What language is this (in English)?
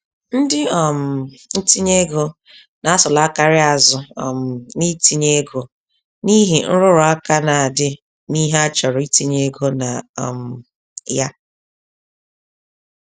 Igbo